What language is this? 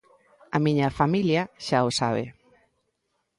Galician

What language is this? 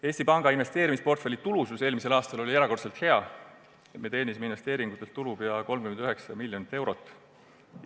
Estonian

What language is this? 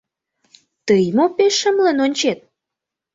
Mari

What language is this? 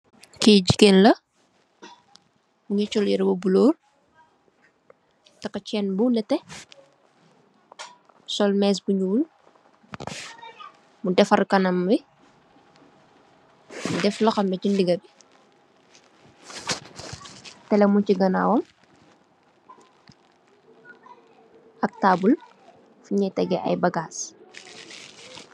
Wolof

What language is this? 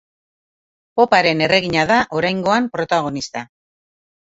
Basque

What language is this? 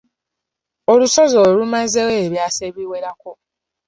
Ganda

